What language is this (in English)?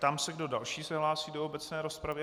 Czech